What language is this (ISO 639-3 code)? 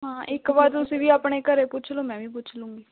pan